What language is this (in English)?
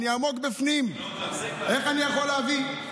Hebrew